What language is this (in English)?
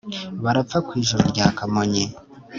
Kinyarwanda